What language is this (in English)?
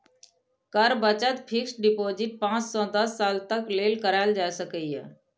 Maithili